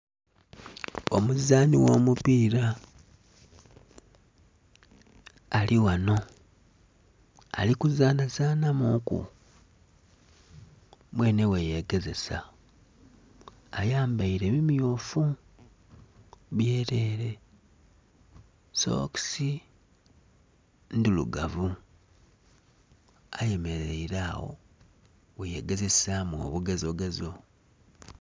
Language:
Soga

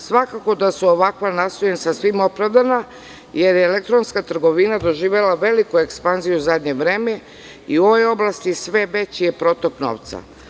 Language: Serbian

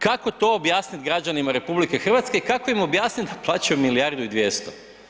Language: Croatian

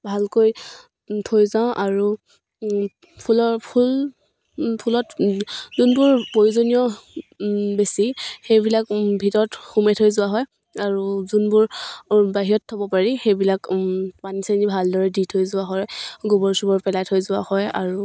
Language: Assamese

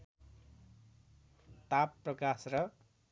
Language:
Nepali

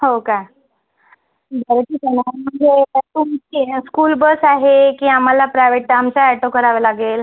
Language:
Marathi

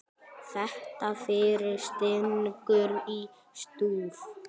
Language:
Icelandic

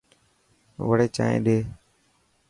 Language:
Dhatki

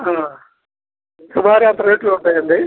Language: Telugu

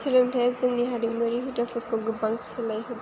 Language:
Bodo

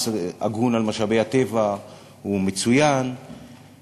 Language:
Hebrew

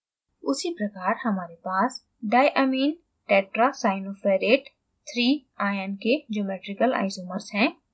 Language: Hindi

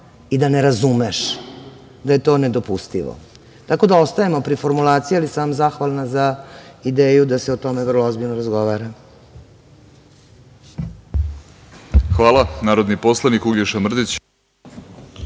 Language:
Serbian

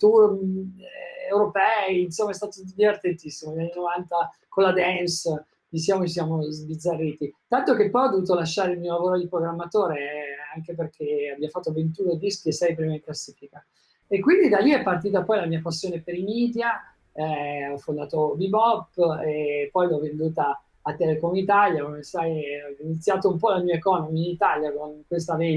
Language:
Italian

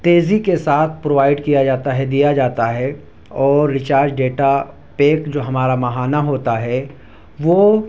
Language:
Urdu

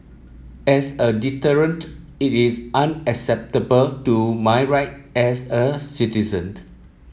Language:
English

